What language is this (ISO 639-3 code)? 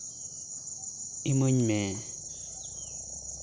sat